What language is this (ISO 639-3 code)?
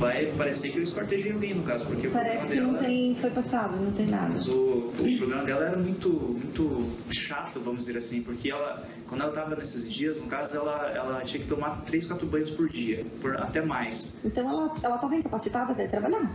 por